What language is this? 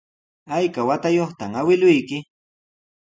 Sihuas Ancash Quechua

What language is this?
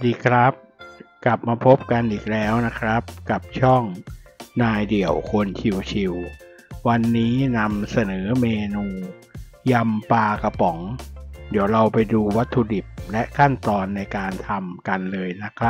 Thai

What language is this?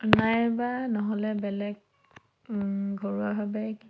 Assamese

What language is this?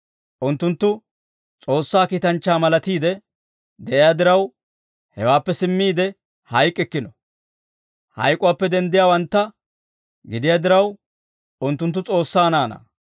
Dawro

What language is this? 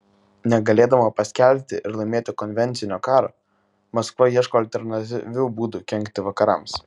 Lithuanian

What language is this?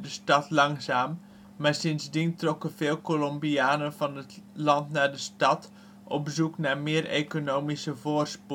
Dutch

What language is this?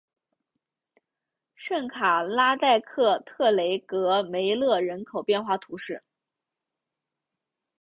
Chinese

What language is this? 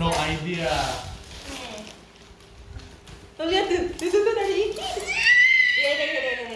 Indonesian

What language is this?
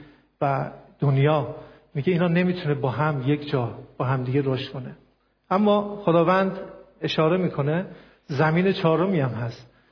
Persian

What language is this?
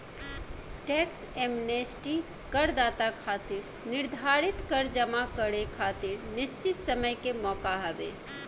Bhojpuri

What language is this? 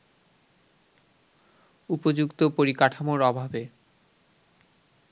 Bangla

